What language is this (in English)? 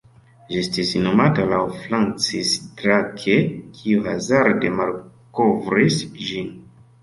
Esperanto